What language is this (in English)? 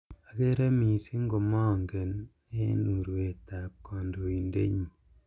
Kalenjin